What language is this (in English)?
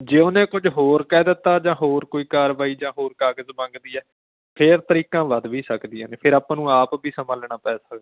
Punjabi